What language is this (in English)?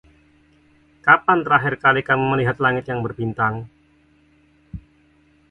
Indonesian